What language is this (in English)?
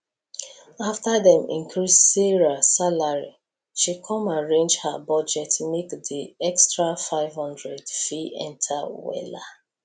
Nigerian Pidgin